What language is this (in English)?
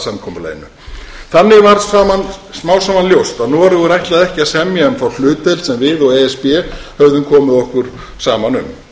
Icelandic